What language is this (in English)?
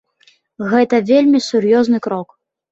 Belarusian